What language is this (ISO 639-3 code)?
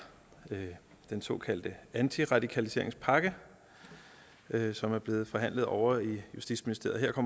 dan